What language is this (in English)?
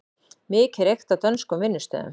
Icelandic